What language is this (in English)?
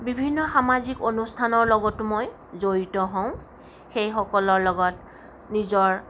Assamese